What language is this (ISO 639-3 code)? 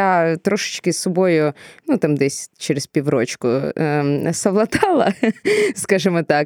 ukr